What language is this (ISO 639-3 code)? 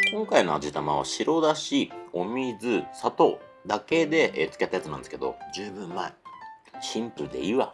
jpn